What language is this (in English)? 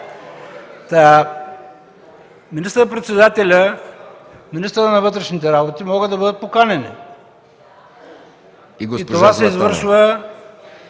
Bulgarian